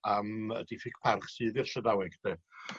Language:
Welsh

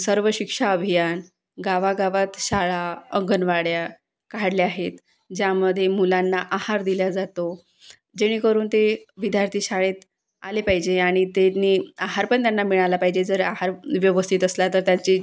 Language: Marathi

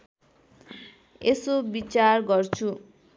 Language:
Nepali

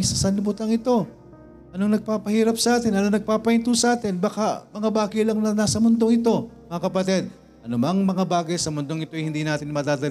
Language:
Filipino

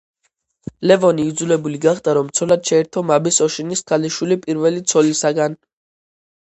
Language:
Georgian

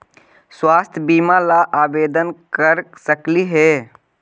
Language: Magahi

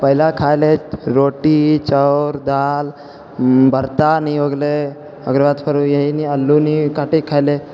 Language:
Maithili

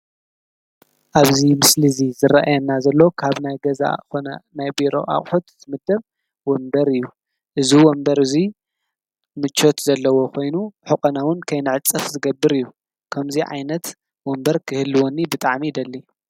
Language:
Tigrinya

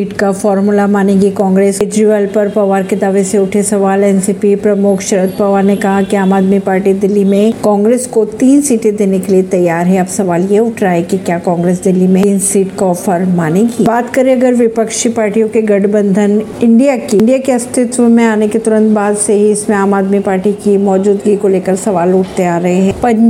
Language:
Hindi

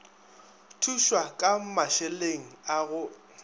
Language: Northern Sotho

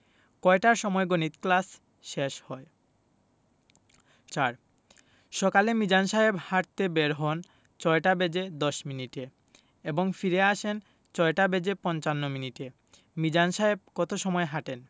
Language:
Bangla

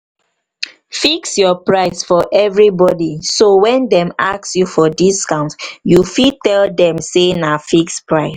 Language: Nigerian Pidgin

